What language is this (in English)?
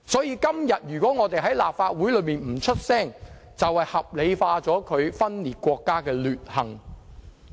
Cantonese